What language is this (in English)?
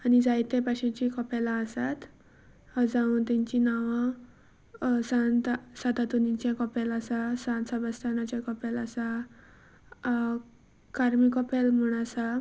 Konkani